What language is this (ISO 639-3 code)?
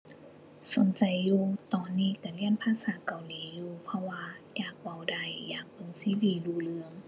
tha